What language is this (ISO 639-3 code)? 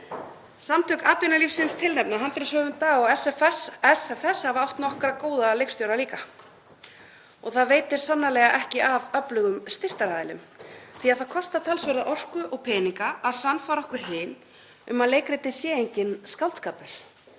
isl